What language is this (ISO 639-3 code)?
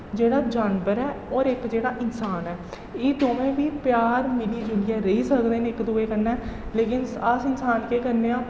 doi